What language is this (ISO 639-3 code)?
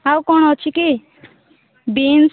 ori